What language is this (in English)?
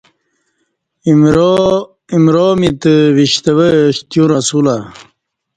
Kati